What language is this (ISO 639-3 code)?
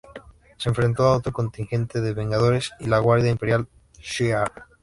spa